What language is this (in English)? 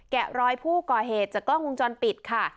Thai